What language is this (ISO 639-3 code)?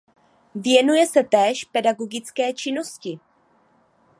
ces